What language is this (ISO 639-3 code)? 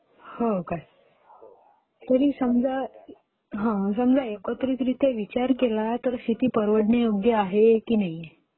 mar